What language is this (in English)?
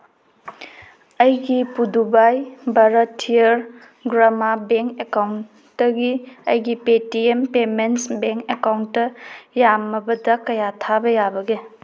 Manipuri